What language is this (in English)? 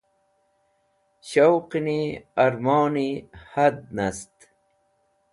Wakhi